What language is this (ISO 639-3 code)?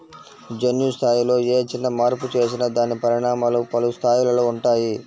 tel